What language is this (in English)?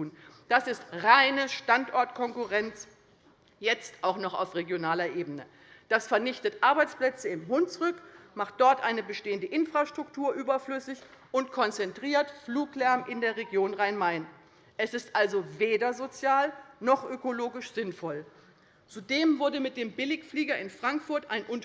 German